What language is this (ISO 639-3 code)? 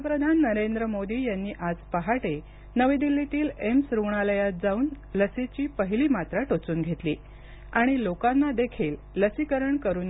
mar